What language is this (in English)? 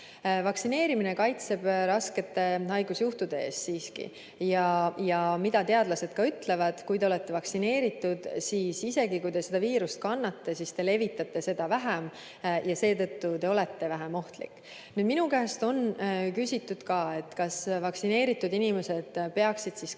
Estonian